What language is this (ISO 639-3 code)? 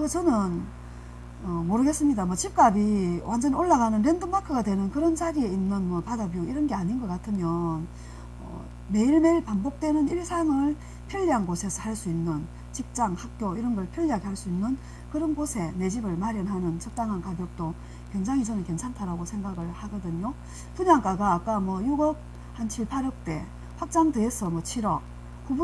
kor